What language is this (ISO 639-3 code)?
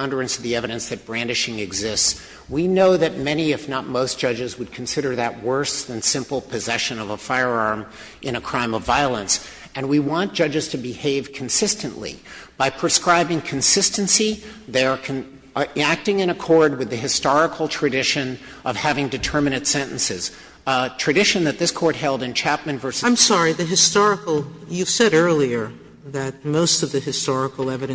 eng